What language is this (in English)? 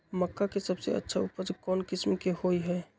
Magahi